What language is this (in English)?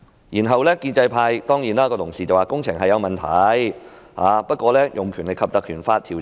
Cantonese